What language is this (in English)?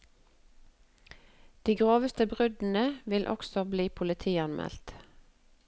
Norwegian